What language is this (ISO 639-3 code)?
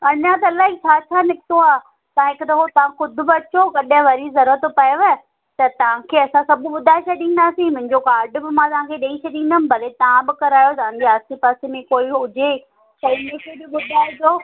snd